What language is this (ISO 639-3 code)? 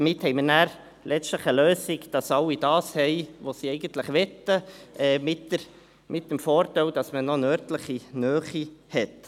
gsw